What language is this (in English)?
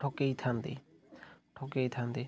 Odia